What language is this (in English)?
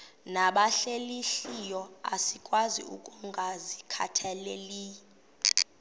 Xhosa